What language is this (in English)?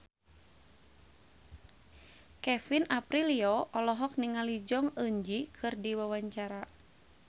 Sundanese